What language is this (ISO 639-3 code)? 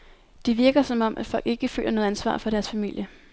dan